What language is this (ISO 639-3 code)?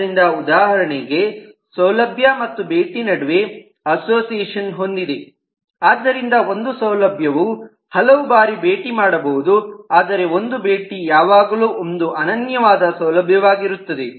kan